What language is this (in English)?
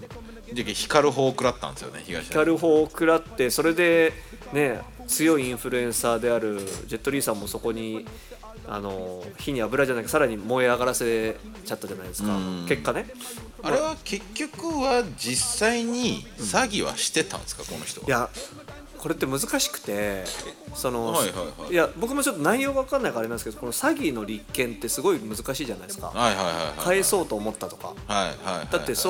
Japanese